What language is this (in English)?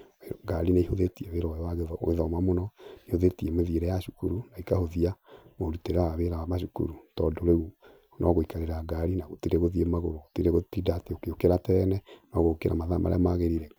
Kikuyu